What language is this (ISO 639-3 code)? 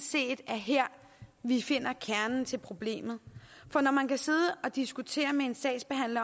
dan